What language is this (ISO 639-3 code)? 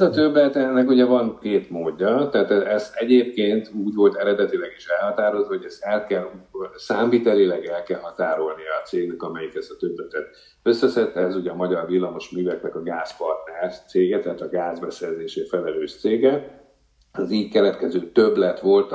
hun